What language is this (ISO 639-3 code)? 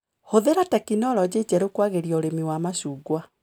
kik